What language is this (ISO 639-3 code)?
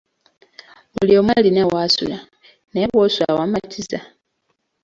lug